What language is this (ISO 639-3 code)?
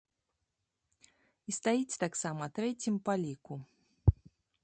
bel